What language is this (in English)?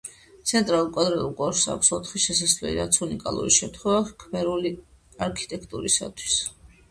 Georgian